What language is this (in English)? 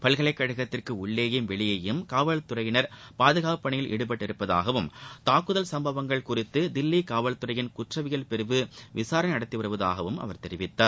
Tamil